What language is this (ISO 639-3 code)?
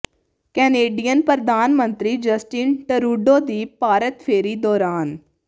pan